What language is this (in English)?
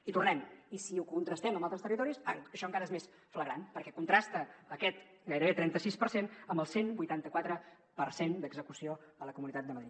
Catalan